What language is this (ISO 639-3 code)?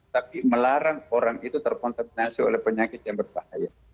ind